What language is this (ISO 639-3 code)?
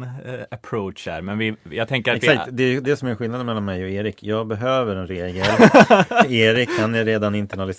swe